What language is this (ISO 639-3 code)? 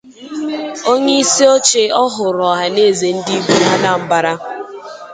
ibo